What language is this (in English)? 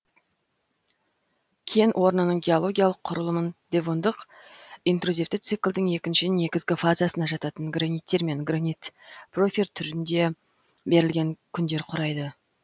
Kazakh